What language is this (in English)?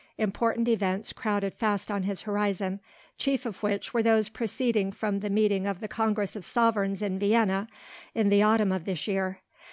English